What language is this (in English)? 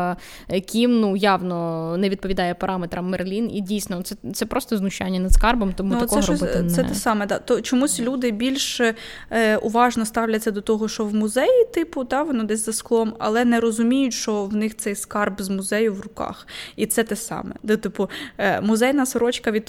Ukrainian